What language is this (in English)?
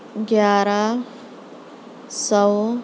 Urdu